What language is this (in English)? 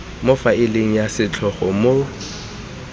Tswana